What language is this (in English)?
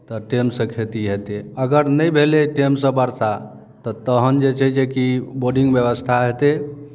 Maithili